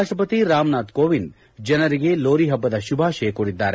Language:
Kannada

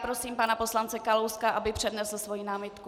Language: Czech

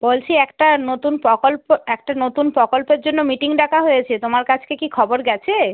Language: Bangla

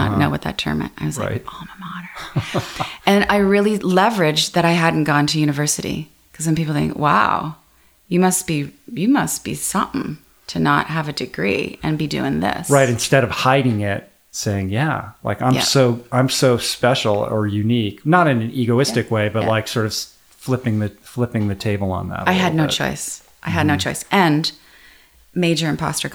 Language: English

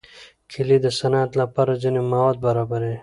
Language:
Pashto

